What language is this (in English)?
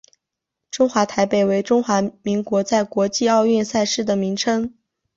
Chinese